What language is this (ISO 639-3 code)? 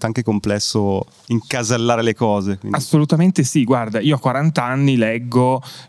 ita